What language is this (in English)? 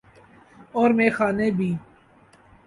Urdu